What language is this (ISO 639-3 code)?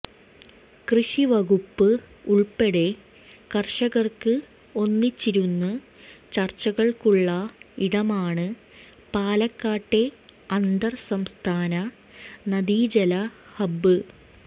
mal